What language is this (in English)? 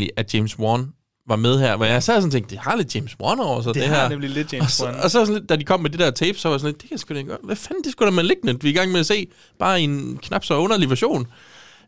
Danish